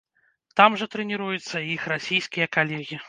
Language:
Belarusian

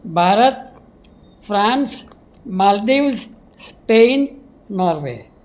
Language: Gujarati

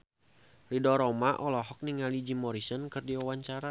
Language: Sundanese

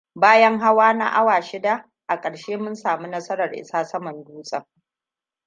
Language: Hausa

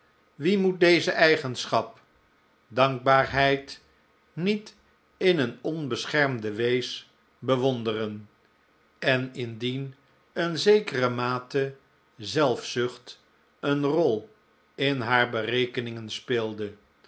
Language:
Dutch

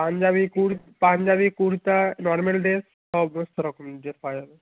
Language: Bangla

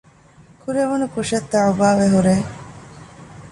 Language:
Divehi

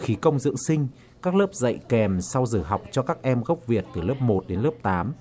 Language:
Vietnamese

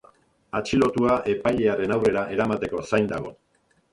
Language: Basque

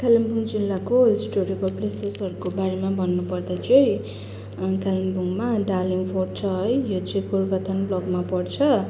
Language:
Nepali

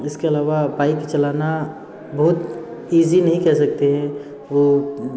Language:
Hindi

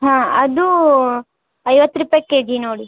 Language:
Kannada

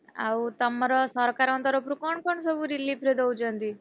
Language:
Odia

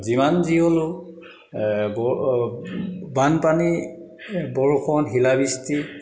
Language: Assamese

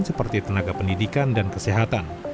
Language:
Indonesian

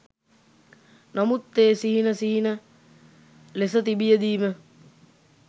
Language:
Sinhala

